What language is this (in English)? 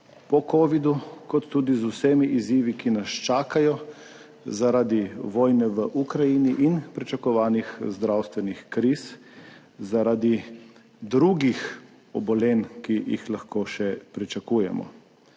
Slovenian